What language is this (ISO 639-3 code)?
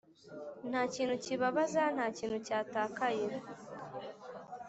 kin